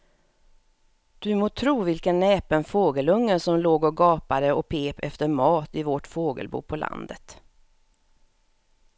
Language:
Swedish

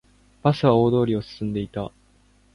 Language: Japanese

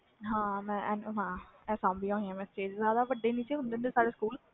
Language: Punjabi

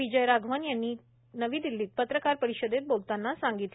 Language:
Marathi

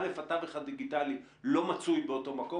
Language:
Hebrew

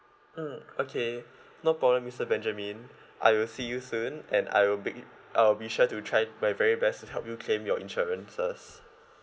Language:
English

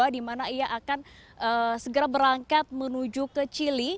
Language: Indonesian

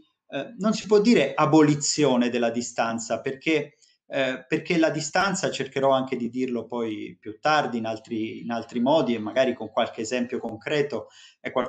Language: Italian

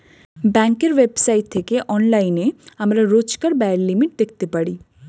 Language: Bangla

